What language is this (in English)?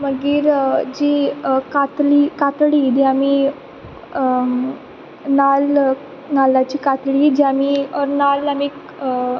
Konkani